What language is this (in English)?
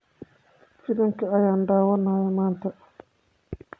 Somali